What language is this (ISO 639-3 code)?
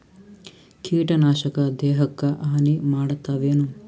kan